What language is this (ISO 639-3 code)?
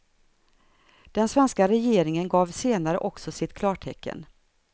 swe